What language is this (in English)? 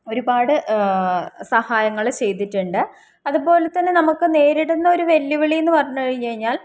Malayalam